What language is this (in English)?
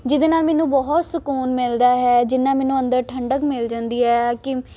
Punjabi